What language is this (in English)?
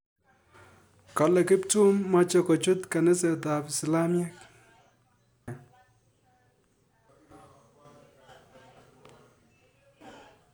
Kalenjin